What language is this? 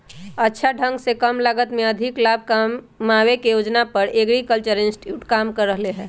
Magahi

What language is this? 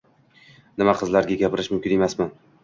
Uzbek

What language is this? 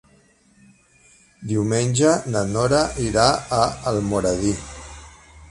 Catalan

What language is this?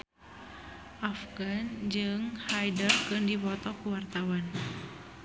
Sundanese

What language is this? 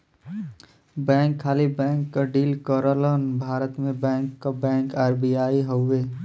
Bhojpuri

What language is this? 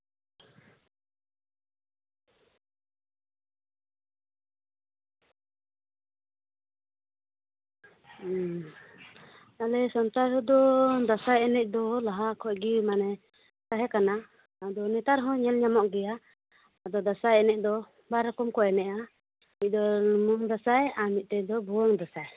Santali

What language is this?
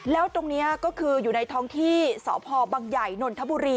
Thai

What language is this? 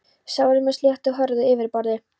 Icelandic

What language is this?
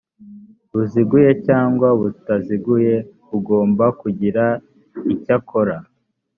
Kinyarwanda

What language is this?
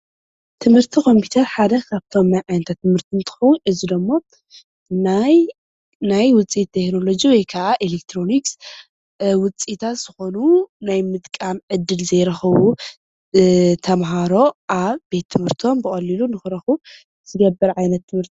Tigrinya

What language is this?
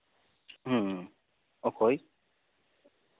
Santali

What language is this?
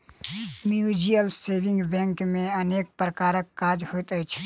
Maithili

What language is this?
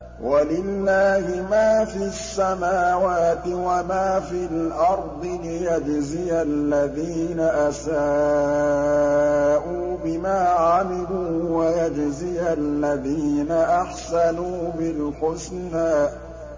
Arabic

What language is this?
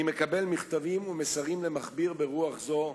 Hebrew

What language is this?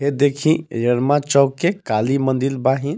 Bhojpuri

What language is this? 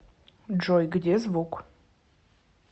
Russian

